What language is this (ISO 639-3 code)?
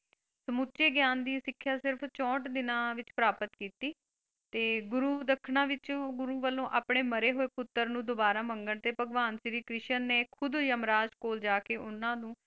pan